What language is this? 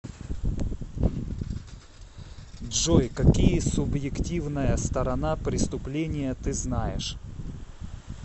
Russian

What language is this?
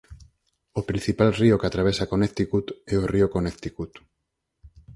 Galician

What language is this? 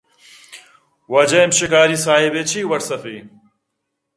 Eastern Balochi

